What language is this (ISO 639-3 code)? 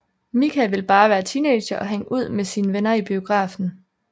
dan